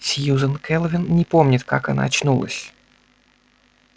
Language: Russian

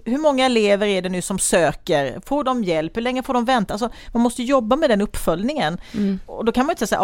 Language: Swedish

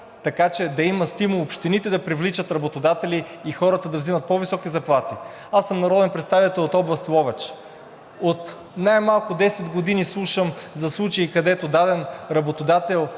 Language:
Bulgarian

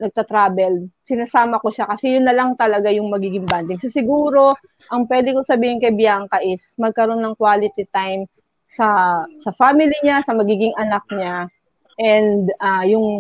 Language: Filipino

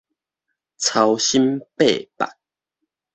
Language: Min Nan Chinese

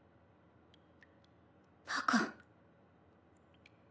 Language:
Japanese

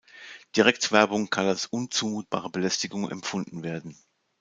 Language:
German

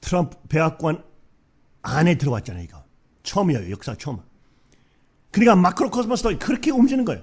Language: Korean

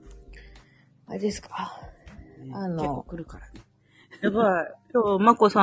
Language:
Japanese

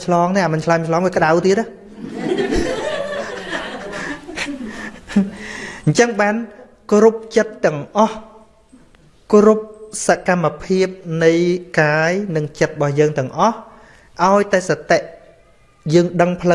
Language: Vietnamese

